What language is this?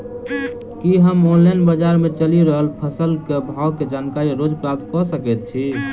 Maithili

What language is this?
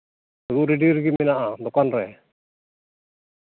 Santali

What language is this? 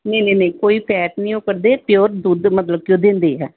Punjabi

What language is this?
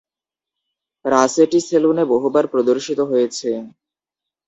Bangla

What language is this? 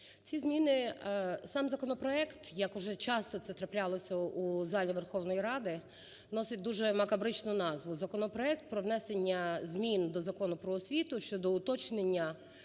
Ukrainian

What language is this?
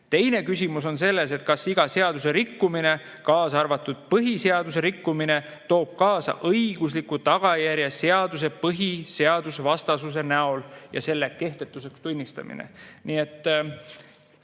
Estonian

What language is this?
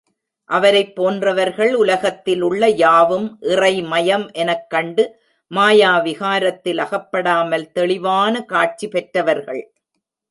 Tamil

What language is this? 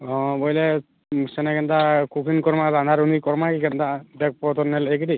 Odia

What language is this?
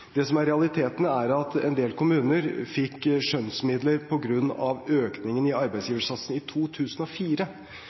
Norwegian Bokmål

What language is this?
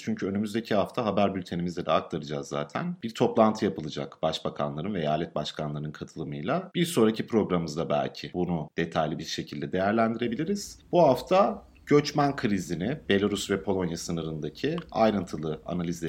Turkish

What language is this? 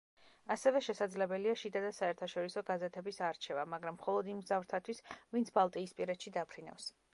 Georgian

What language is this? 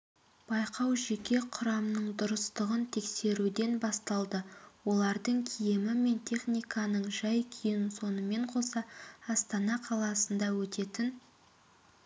Kazakh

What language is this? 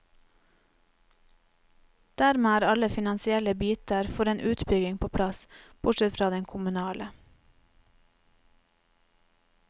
Norwegian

